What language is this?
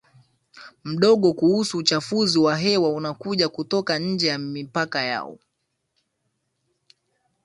Swahili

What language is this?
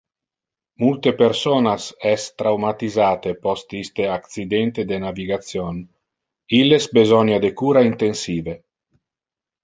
Interlingua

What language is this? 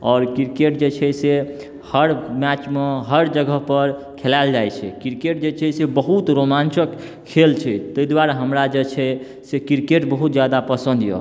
Maithili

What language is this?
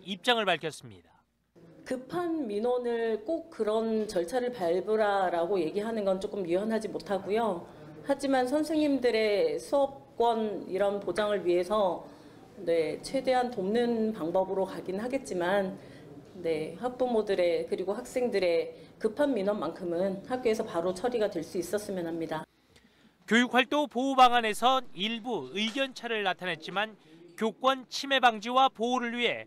Korean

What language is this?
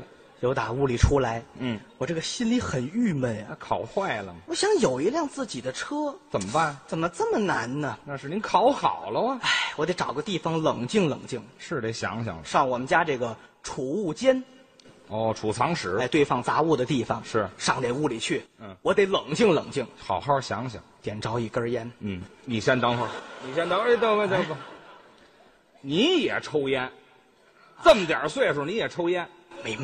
Chinese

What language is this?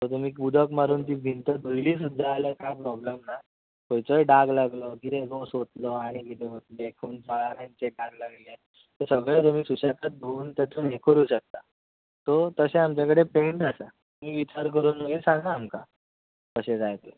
Konkani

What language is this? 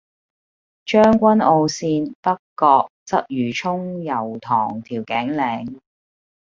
Cantonese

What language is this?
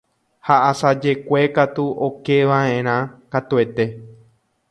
Guarani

